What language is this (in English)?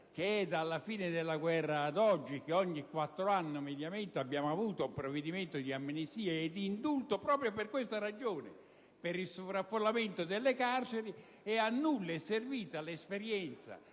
Italian